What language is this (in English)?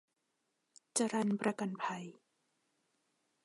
Thai